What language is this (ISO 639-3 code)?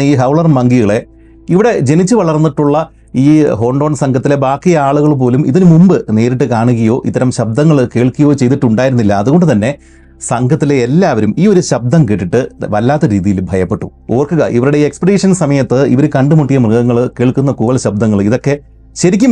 mal